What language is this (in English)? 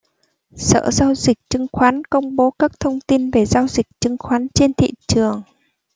Vietnamese